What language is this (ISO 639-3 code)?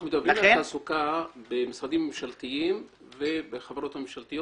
heb